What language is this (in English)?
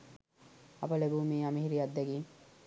Sinhala